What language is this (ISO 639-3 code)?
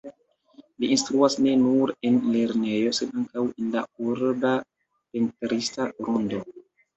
epo